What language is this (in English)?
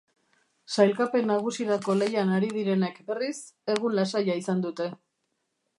Basque